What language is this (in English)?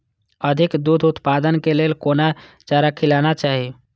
Maithili